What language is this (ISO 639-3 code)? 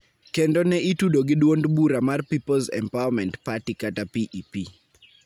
luo